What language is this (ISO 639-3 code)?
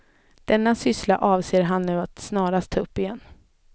swe